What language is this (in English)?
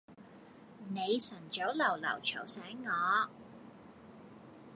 Cantonese